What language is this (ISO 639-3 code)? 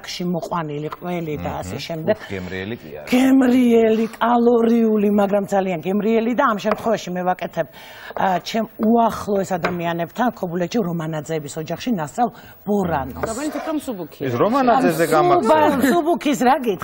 ara